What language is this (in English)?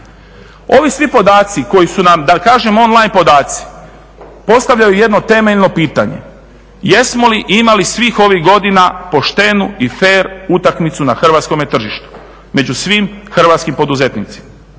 Croatian